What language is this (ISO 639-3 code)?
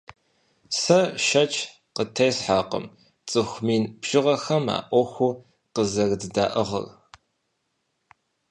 kbd